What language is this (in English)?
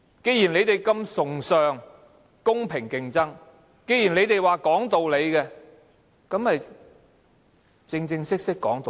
Cantonese